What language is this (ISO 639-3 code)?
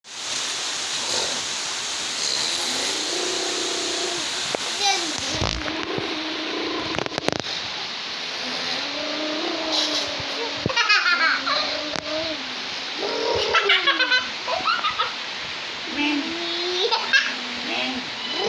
ind